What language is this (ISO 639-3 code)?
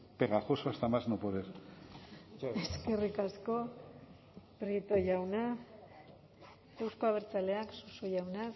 eus